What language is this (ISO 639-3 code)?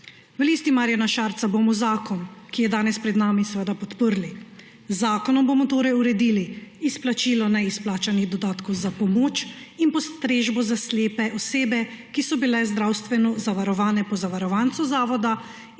slv